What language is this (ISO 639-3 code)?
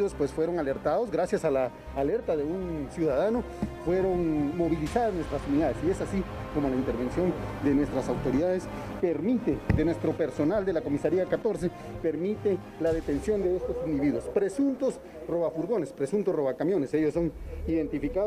spa